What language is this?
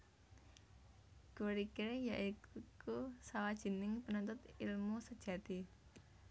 Javanese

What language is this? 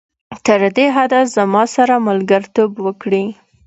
Pashto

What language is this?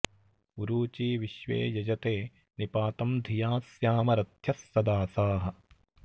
Sanskrit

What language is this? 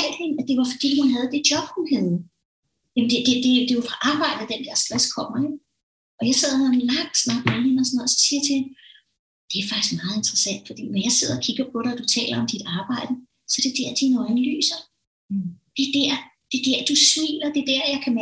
Danish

